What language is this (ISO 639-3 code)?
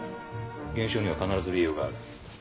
jpn